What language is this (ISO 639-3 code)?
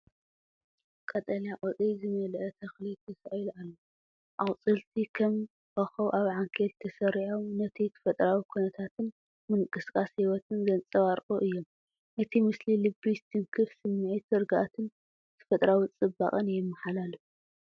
tir